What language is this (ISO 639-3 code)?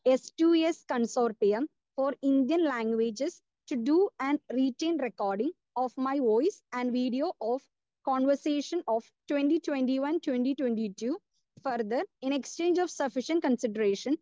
mal